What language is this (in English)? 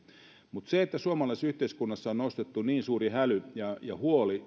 Finnish